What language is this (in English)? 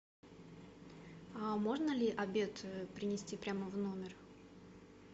Russian